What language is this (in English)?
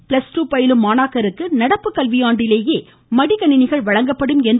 Tamil